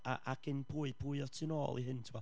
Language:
Welsh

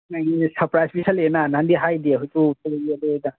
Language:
Manipuri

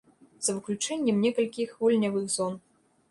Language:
Belarusian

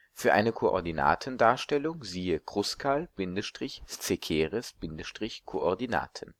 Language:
German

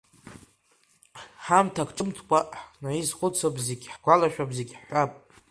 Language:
Abkhazian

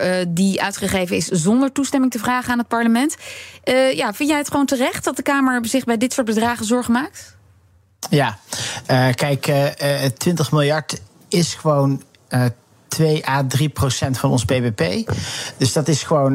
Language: Dutch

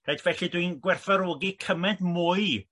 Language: Welsh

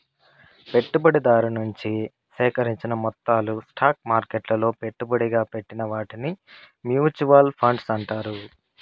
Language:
Telugu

